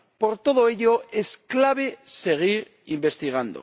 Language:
Spanish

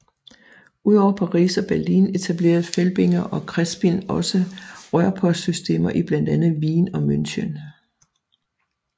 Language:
Danish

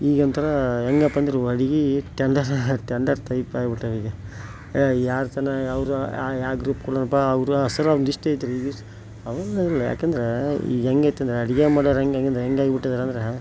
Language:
Kannada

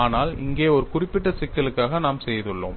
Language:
Tamil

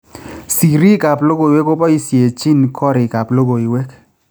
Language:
Kalenjin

